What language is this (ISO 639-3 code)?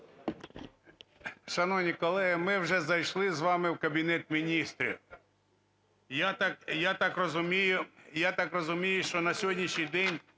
ukr